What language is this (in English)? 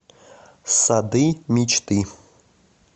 Russian